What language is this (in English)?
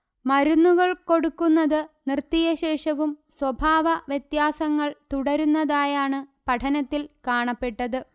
Malayalam